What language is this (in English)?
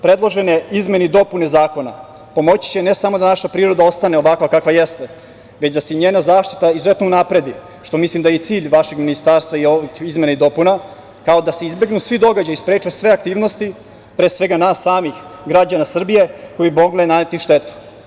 Serbian